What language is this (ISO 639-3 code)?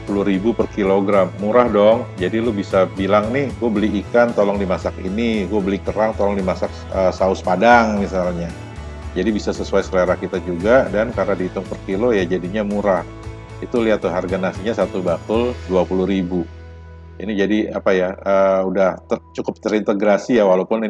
ind